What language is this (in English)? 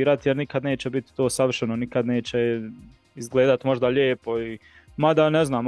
Croatian